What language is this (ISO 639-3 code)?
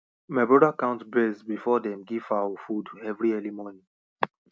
pcm